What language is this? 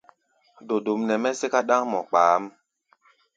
Gbaya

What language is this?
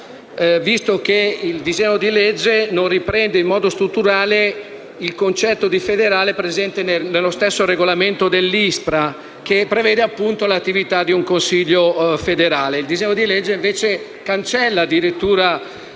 Italian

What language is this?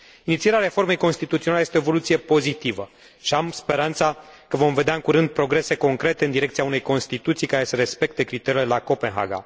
Romanian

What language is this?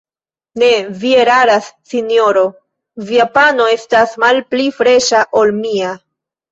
Esperanto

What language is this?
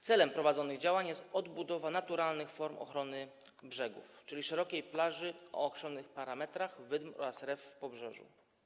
Polish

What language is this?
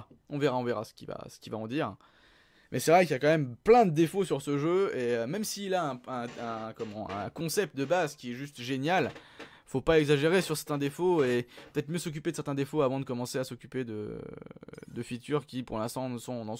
French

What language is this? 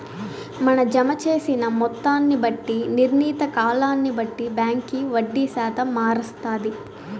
Telugu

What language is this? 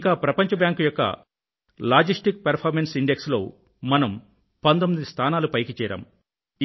Telugu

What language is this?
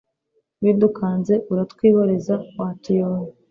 Kinyarwanda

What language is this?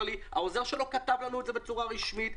Hebrew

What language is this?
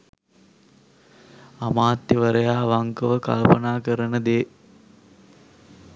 Sinhala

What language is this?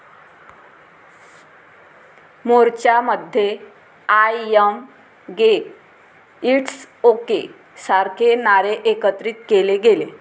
Marathi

